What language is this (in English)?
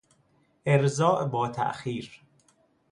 Persian